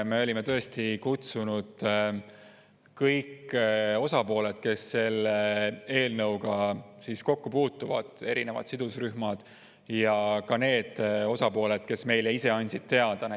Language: Estonian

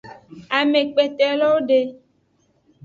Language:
Aja (Benin)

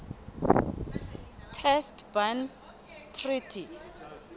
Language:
Southern Sotho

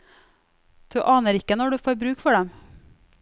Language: Norwegian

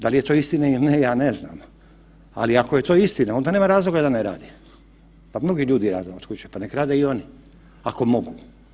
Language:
Croatian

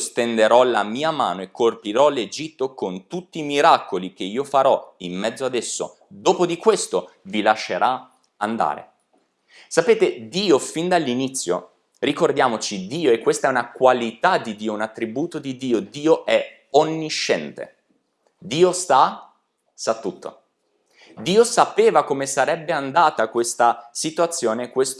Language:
Italian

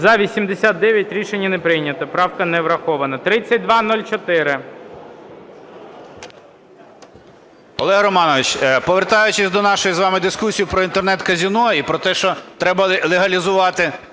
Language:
Ukrainian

